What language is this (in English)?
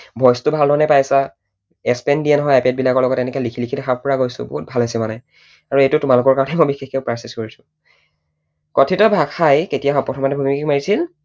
Assamese